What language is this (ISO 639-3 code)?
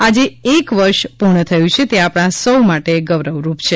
guj